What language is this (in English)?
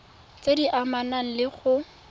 Tswana